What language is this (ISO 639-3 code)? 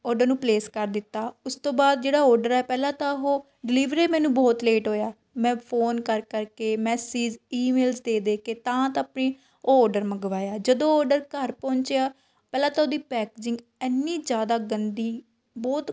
pan